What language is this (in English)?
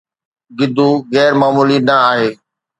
Sindhi